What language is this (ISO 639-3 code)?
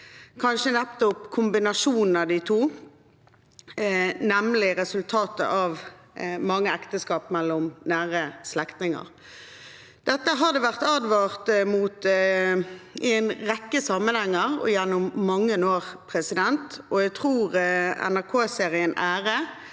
nor